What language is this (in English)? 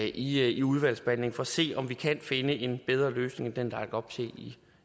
Danish